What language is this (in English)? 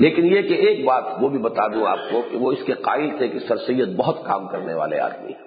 Urdu